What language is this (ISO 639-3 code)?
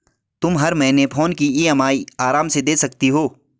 hin